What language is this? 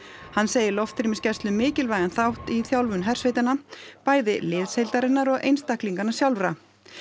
Icelandic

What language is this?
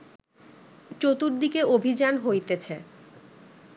Bangla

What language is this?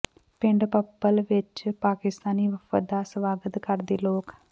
Punjabi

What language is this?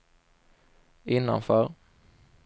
Swedish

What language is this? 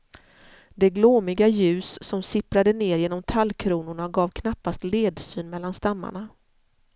Swedish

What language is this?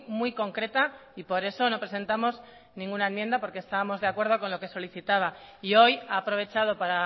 Spanish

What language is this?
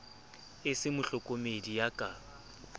Southern Sotho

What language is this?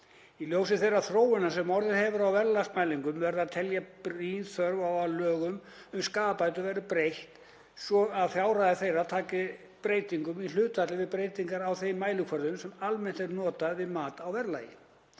Icelandic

